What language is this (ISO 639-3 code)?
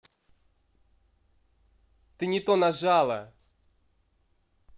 rus